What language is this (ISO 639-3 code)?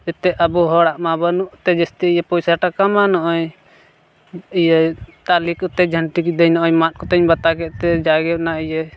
sat